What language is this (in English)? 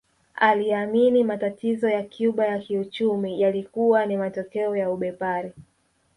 Swahili